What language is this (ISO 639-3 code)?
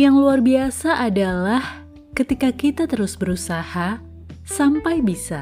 ind